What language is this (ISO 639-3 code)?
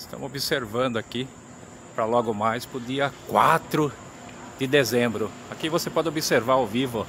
por